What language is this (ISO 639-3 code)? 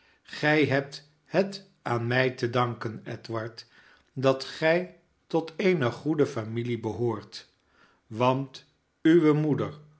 nld